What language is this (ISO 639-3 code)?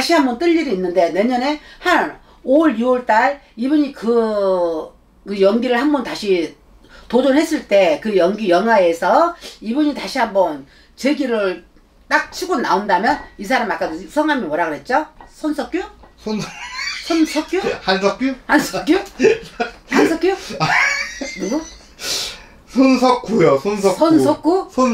kor